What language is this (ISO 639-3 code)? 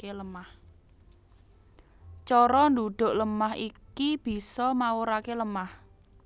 jav